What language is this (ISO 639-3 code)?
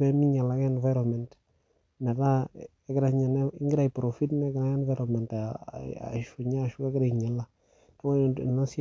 mas